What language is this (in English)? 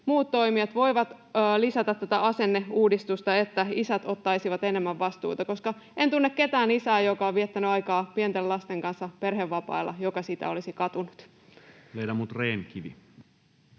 Finnish